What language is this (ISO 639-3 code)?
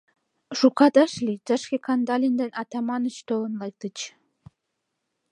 chm